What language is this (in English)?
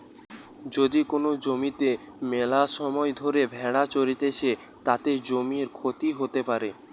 Bangla